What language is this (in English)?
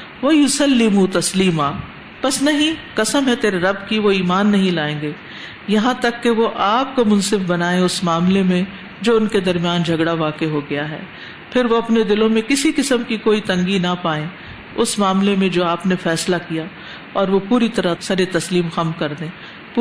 Urdu